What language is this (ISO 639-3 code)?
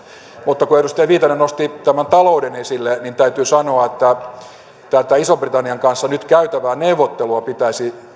fin